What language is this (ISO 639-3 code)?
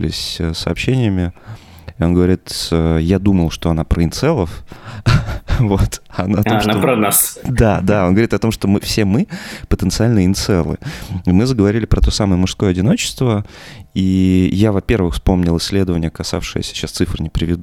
rus